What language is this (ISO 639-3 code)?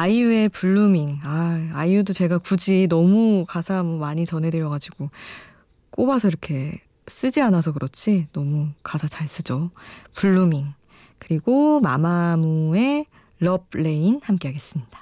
kor